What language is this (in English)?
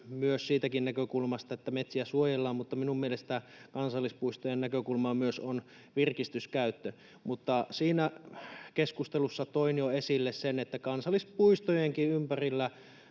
Finnish